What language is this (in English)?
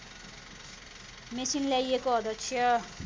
Nepali